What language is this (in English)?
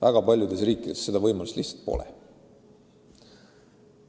Estonian